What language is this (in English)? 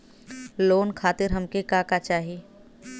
Bhojpuri